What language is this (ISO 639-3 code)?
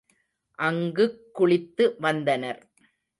tam